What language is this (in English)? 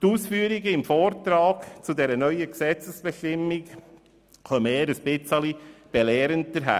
Swiss German